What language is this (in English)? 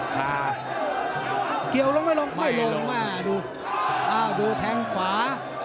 Thai